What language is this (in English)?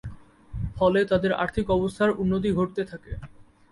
Bangla